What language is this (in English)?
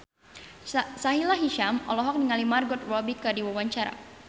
Sundanese